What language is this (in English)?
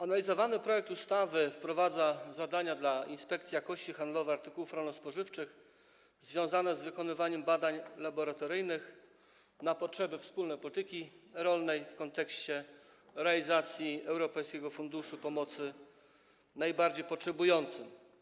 Polish